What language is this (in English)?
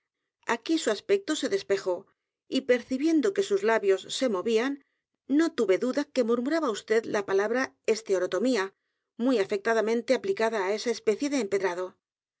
Spanish